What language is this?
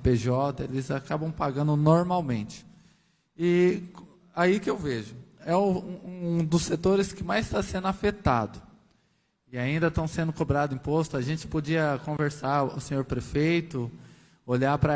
Portuguese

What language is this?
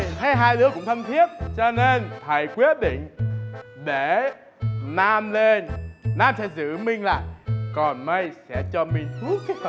Vietnamese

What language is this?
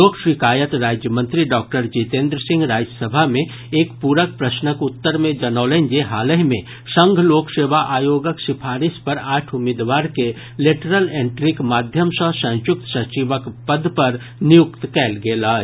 Maithili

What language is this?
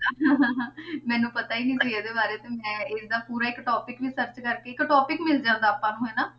Punjabi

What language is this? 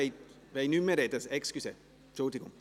Swiss German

